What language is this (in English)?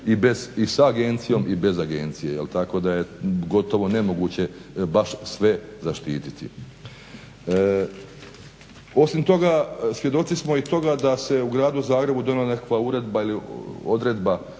Croatian